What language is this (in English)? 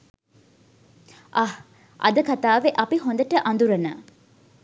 Sinhala